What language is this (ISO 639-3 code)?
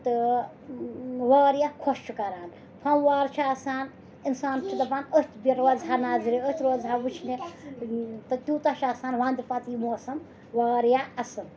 kas